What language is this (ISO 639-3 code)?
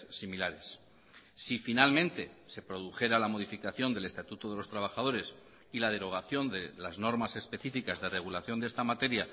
spa